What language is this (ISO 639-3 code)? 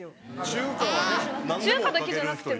jpn